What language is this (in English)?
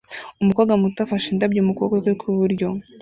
Kinyarwanda